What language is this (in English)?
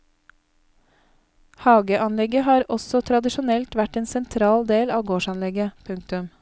Norwegian